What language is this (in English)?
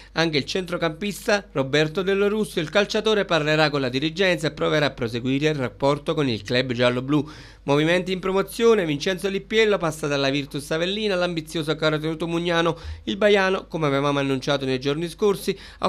Italian